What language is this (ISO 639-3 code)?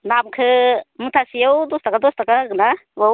brx